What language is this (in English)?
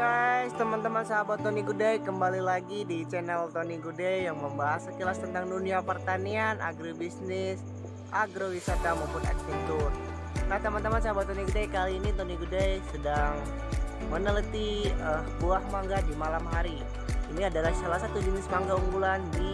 Indonesian